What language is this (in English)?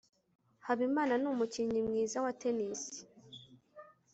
Kinyarwanda